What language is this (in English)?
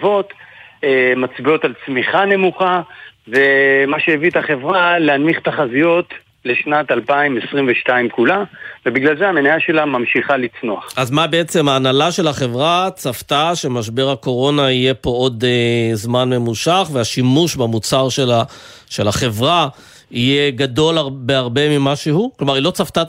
Hebrew